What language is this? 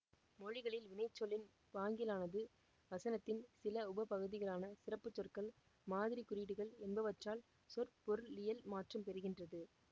Tamil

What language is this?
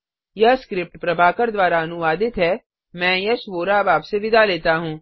Hindi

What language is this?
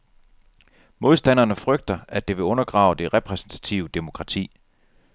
Danish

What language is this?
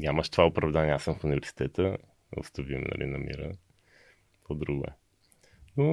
Bulgarian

